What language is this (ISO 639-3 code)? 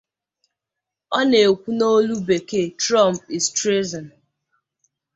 ibo